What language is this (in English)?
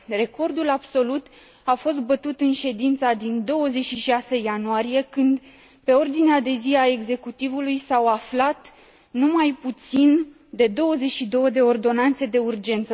Romanian